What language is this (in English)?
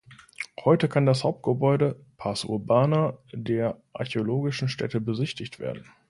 German